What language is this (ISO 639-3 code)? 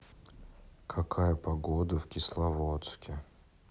rus